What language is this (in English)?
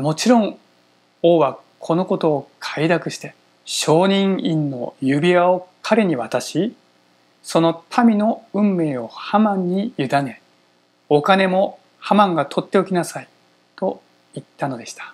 Japanese